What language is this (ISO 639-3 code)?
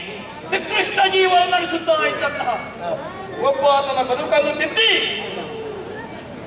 ara